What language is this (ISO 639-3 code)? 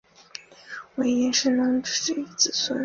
zho